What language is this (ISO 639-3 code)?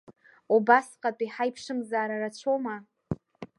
abk